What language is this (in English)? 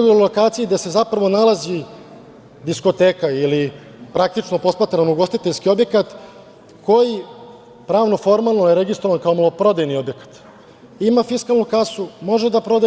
Serbian